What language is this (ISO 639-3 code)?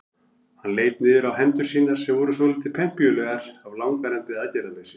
isl